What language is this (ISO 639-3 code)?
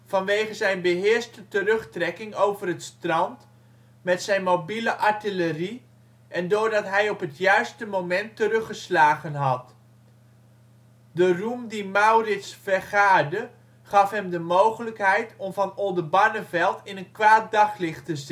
nld